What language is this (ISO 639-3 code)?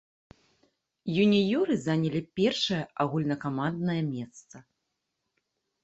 bel